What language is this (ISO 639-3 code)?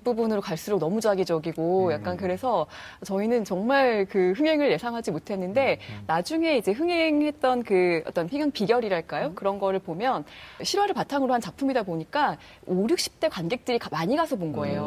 kor